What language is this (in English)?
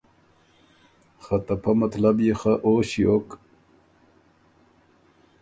Ormuri